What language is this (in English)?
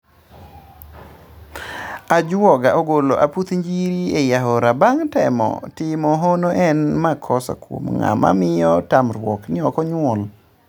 Luo (Kenya and Tanzania)